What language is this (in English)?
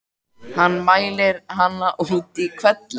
Icelandic